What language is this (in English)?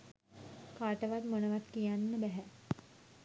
Sinhala